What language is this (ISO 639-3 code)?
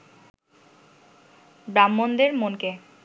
ben